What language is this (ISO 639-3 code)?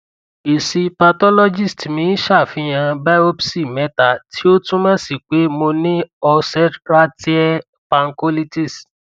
yor